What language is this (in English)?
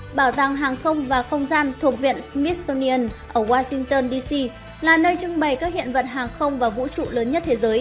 Vietnamese